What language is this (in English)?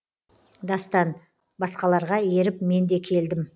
Kazakh